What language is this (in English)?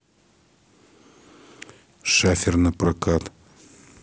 Russian